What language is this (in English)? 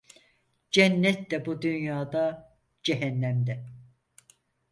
Turkish